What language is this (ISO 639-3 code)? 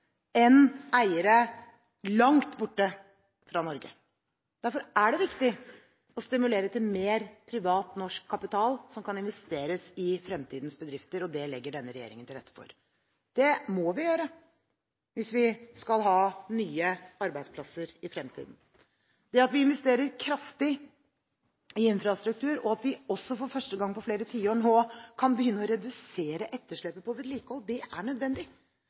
nob